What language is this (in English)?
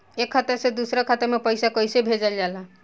Bhojpuri